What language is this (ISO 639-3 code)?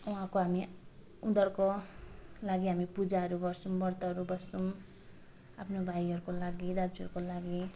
nep